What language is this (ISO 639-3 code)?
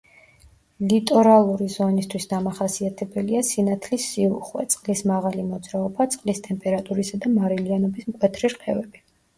kat